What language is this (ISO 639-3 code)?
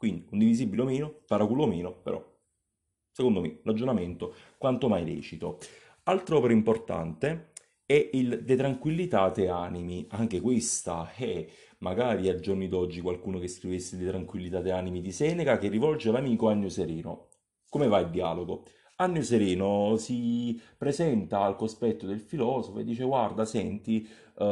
ita